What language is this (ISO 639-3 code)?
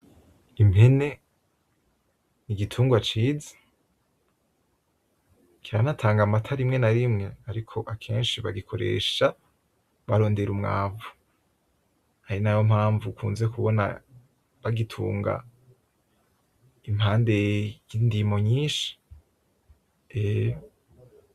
run